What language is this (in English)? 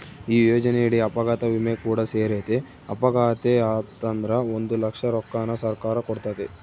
Kannada